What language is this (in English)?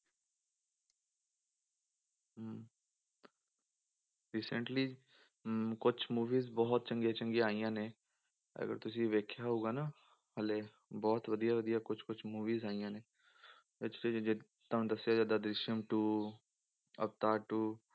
Punjabi